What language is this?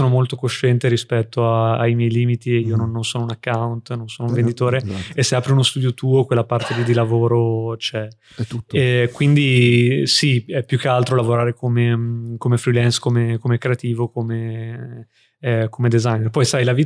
Italian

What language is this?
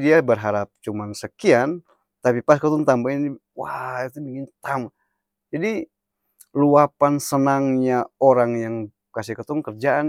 Ambonese Malay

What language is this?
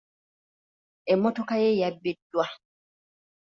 Ganda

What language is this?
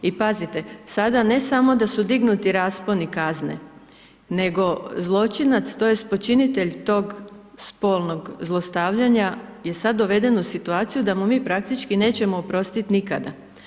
Croatian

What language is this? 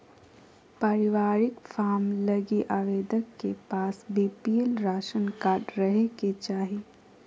Magahi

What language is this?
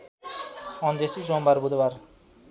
Nepali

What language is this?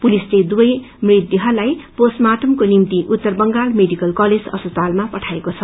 Nepali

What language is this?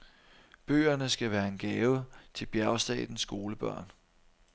Danish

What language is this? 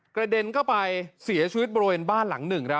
Thai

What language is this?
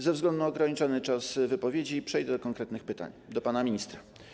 Polish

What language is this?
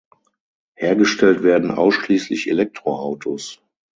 German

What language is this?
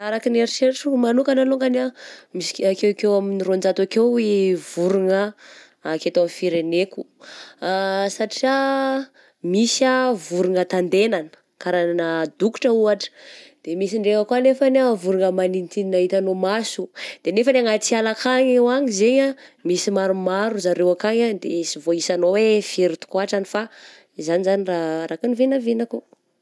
Southern Betsimisaraka Malagasy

